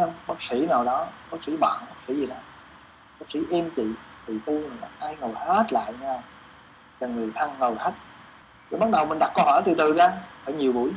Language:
Vietnamese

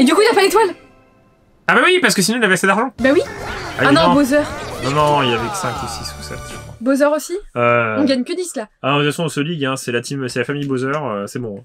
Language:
French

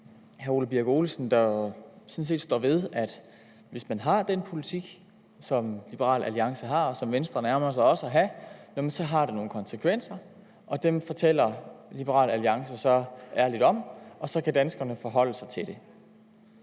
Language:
Danish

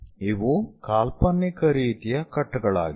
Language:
Kannada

